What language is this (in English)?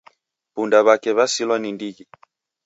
Taita